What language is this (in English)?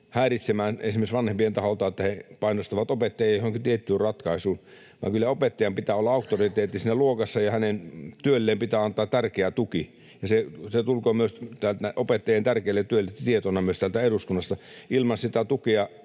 Finnish